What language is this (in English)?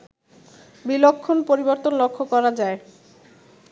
Bangla